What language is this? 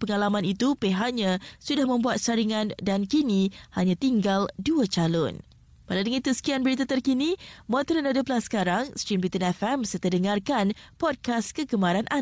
Malay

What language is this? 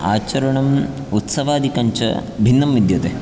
Sanskrit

